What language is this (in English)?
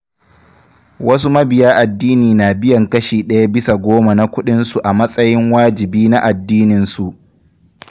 Hausa